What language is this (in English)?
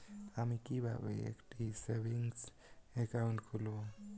Bangla